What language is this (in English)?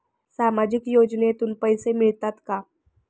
Marathi